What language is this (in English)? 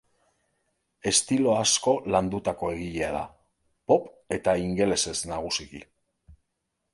Basque